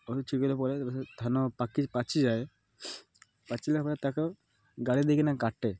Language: Odia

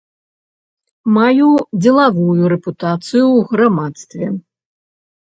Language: Belarusian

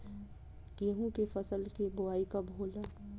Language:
Bhojpuri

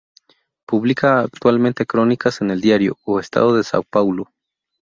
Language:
Spanish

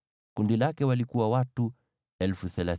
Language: Swahili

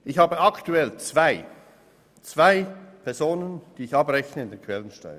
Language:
Swiss German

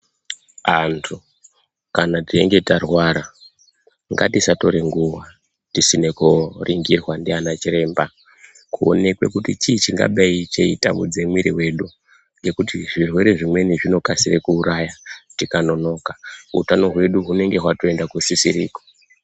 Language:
Ndau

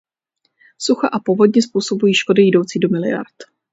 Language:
Czech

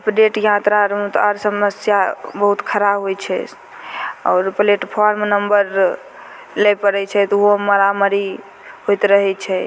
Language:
Maithili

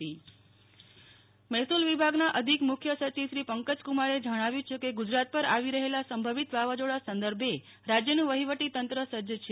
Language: Gujarati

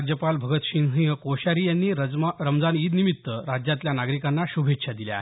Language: Marathi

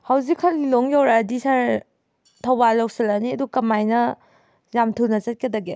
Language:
Manipuri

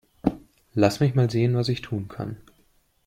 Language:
German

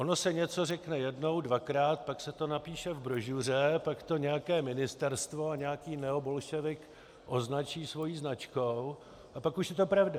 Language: Czech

